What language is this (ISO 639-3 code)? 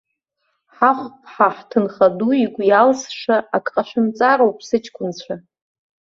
abk